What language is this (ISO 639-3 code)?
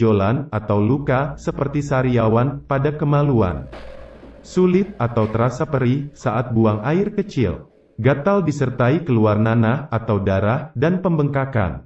ind